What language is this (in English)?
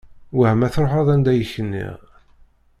Kabyle